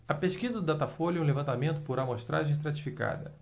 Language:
Portuguese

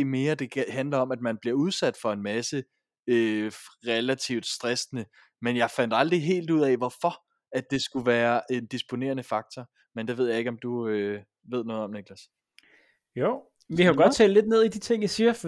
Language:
Danish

